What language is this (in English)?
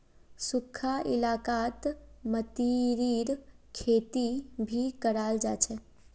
Magahi